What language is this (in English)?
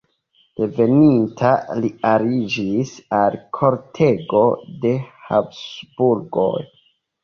Esperanto